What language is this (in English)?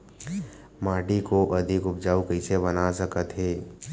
Chhattisgarhi